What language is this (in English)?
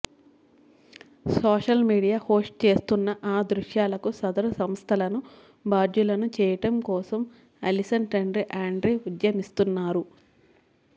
Telugu